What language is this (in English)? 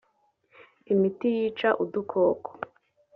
Kinyarwanda